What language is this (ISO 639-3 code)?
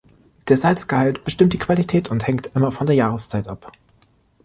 deu